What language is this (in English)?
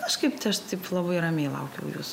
Lithuanian